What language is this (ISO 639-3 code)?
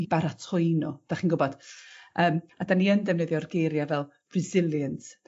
cym